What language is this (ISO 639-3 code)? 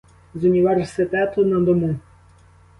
ukr